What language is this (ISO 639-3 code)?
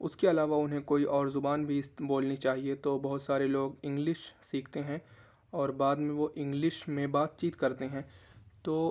urd